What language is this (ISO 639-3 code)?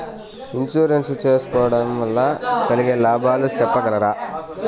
tel